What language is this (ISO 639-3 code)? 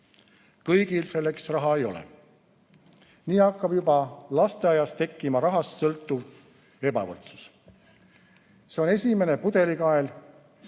est